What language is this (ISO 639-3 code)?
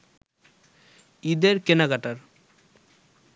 ben